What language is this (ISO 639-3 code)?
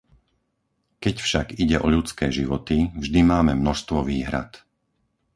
slk